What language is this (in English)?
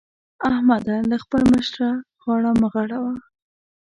Pashto